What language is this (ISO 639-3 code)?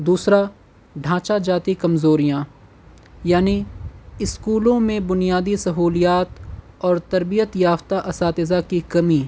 urd